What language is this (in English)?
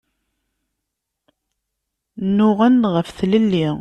Kabyle